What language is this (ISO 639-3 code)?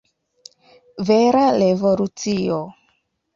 epo